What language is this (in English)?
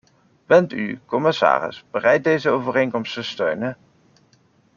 Dutch